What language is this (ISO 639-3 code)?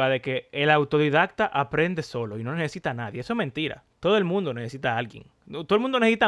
spa